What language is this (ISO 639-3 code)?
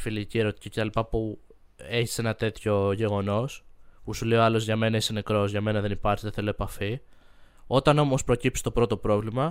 ell